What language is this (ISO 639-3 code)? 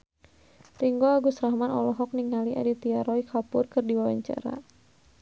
sun